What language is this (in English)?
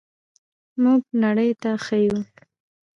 Pashto